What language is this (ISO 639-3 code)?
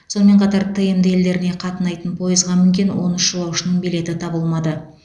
kaz